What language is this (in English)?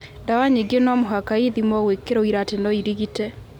Kikuyu